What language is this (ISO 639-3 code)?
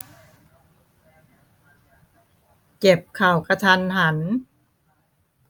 tha